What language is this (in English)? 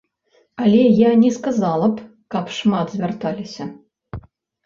Belarusian